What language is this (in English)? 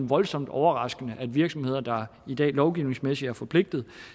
Danish